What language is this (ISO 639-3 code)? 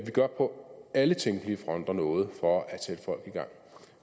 dan